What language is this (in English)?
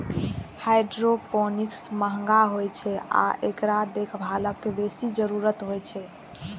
Maithili